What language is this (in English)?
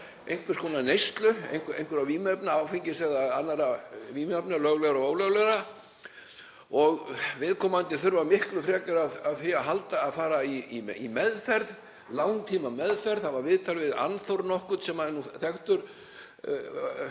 Icelandic